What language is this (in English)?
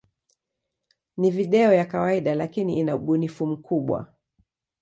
Swahili